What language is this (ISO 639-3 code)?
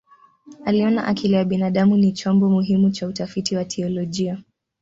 swa